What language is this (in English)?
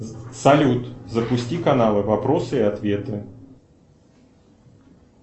Russian